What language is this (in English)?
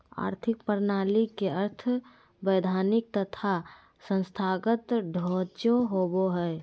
Magahi